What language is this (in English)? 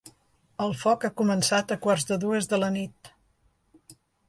Catalan